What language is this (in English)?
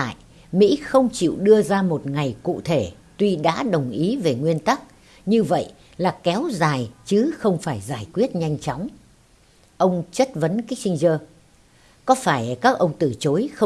Vietnamese